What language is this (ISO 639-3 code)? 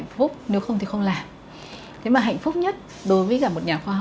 vie